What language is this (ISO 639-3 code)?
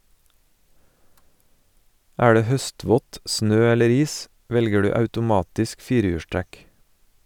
nor